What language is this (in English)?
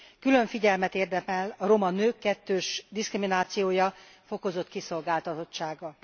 Hungarian